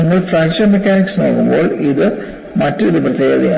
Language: Malayalam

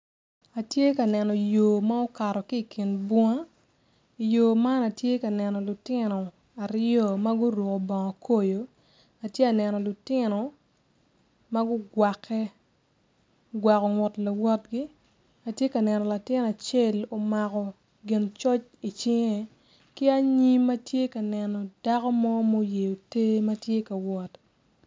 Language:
Acoli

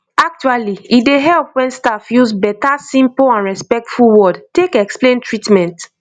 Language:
Nigerian Pidgin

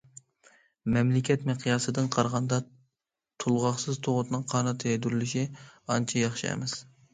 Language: Uyghur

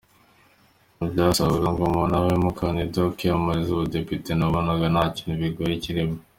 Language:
Kinyarwanda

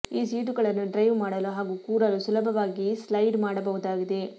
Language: Kannada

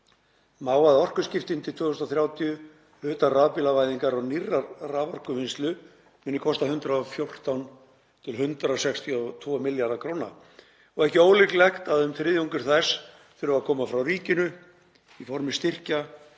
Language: Icelandic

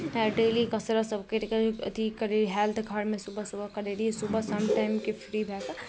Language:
Maithili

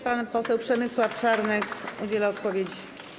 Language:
Polish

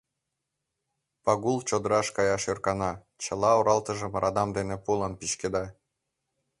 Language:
Mari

